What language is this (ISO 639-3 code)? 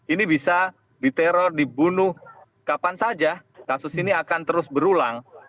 ind